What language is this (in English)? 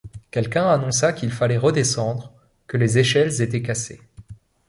French